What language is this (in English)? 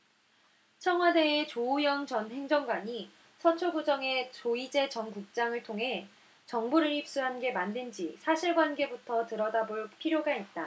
Korean